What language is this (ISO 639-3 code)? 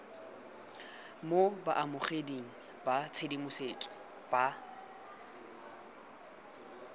tsn